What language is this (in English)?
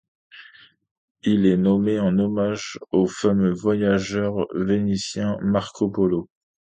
French